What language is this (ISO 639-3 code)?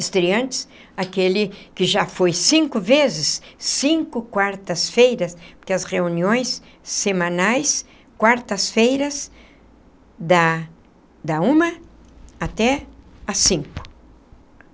por